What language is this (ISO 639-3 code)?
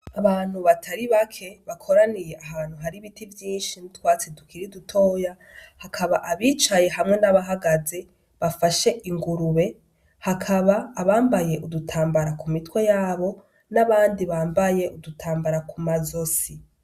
run